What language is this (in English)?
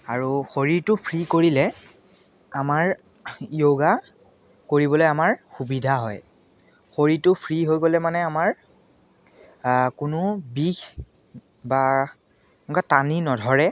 Assamese